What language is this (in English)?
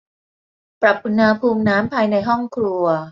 Thai